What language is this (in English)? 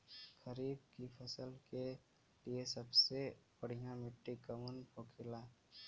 Bhojpuri